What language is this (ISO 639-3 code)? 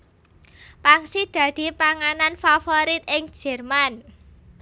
jav